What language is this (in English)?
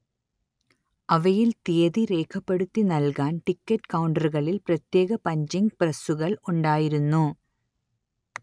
Malayalam